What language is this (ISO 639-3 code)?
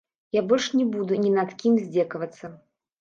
bel